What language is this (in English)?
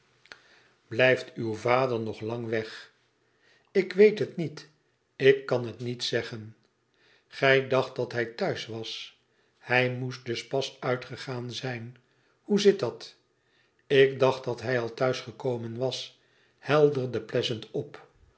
Dutch